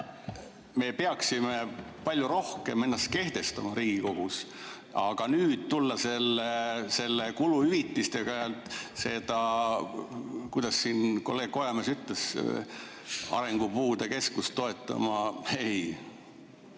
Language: Estonian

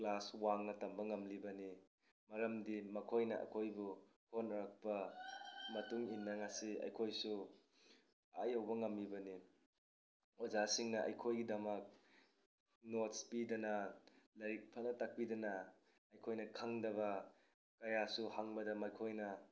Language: Manipuri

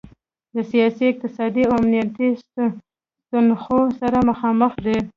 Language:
Pashto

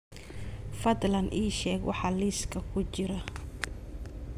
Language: Somali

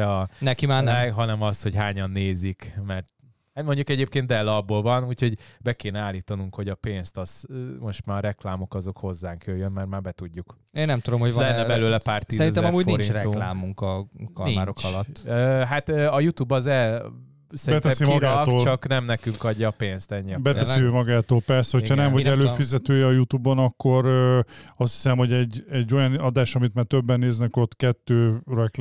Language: Hungarian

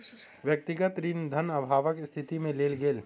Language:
Maithili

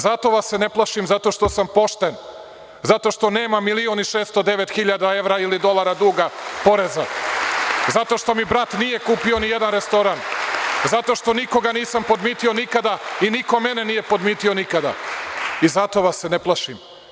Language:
Serbian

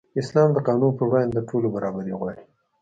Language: Pashto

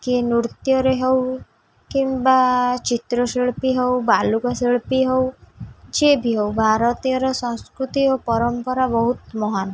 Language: Odia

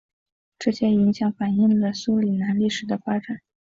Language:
Chinese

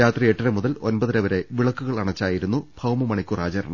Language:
Malayalam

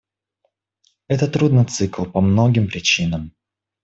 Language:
Russian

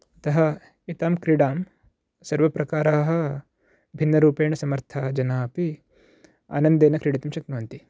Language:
Sanskrit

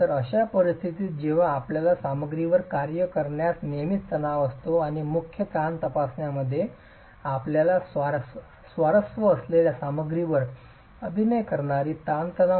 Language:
Marathi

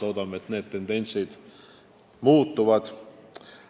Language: Estonian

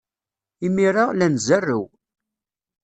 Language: Kabyle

